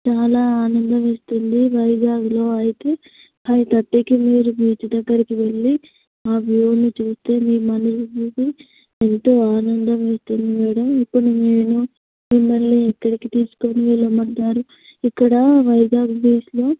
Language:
Telugu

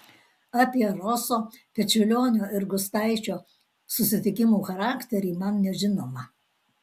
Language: Lithuanian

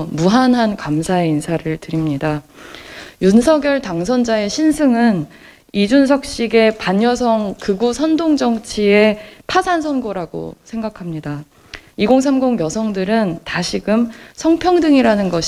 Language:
Korean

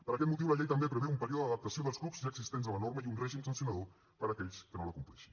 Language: Catalan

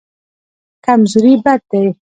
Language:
Pashto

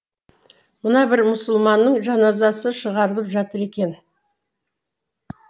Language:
Kazakh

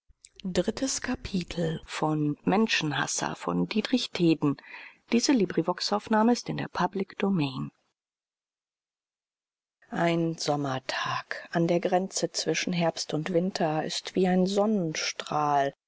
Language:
German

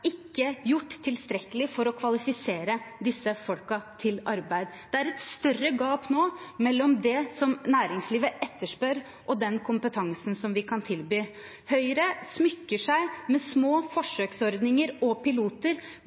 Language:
Norwegian Bokmål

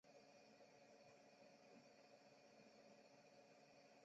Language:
Chinese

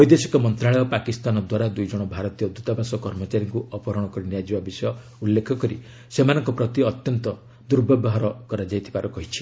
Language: Odia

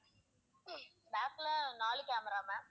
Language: Tamil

